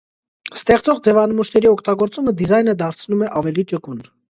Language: Armenian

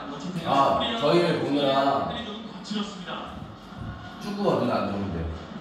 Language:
Korean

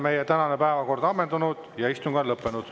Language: Estonian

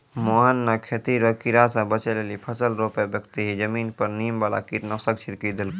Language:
Maithili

